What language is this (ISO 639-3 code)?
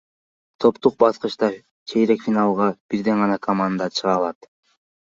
kir